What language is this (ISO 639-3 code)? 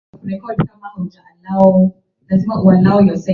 swa